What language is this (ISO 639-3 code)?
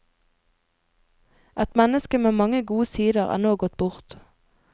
nor